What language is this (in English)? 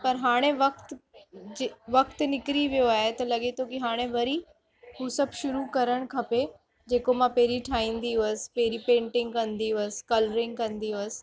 Sindhi